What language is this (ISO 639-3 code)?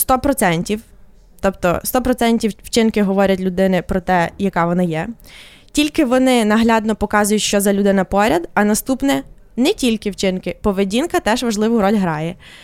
ukr